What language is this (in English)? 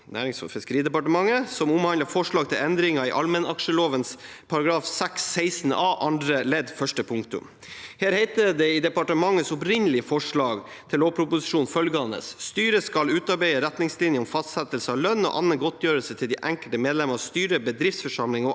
Norwegian